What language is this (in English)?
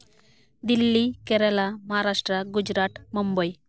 Santali